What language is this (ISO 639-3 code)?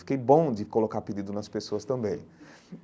por